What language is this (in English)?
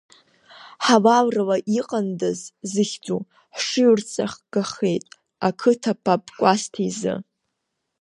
Abkhazian